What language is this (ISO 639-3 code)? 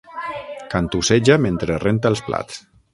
cat